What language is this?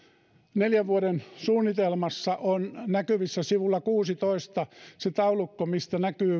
Finnish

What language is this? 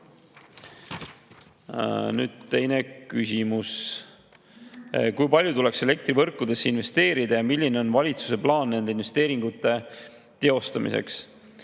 Estonian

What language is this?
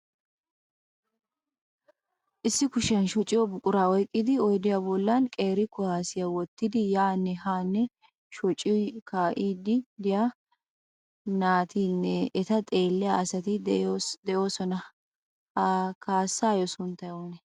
Wolaytta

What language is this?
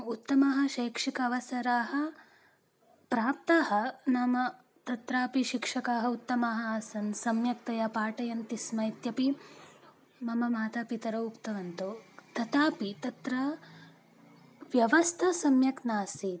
Sanskrit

